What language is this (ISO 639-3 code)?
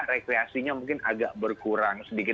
ind